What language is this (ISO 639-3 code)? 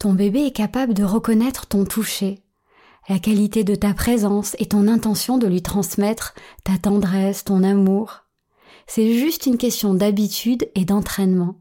fra